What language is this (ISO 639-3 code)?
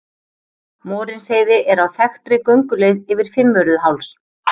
isl